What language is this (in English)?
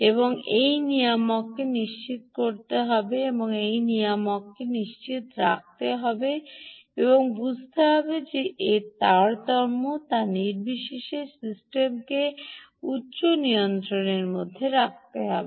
Bangla